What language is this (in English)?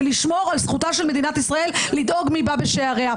Hebrew